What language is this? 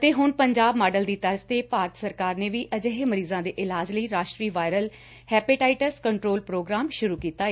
Punjabi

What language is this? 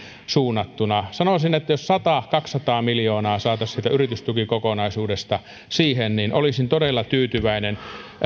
Finnish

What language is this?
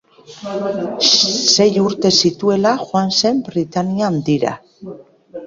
Basque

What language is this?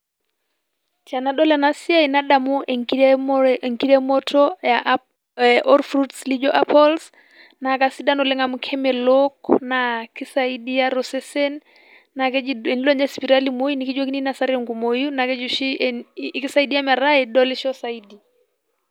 Masai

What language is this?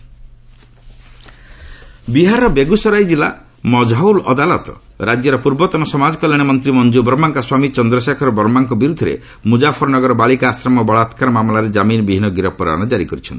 Odia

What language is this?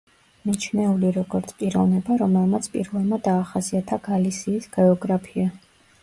Georgian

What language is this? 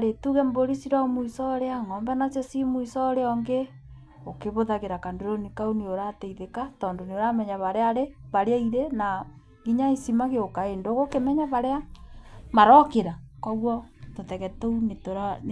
Kikuyu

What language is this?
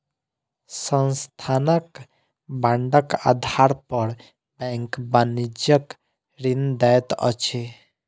Maithili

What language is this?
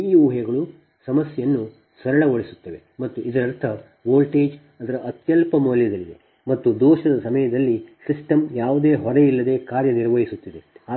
Kannada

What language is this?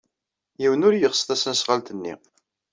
Kabyle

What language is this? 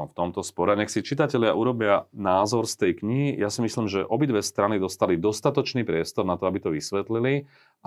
Slovak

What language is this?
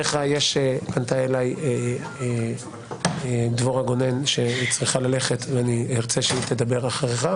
Hebrew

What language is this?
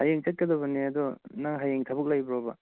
Manipuri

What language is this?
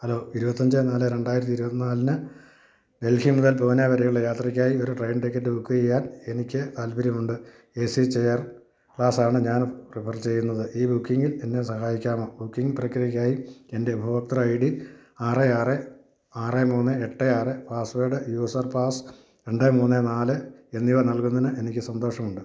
Malayalam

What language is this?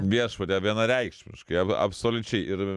Lithuanian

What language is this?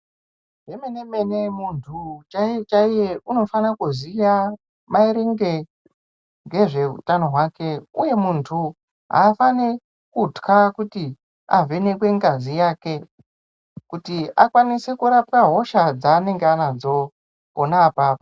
Ndau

